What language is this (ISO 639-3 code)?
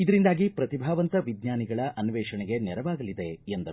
kan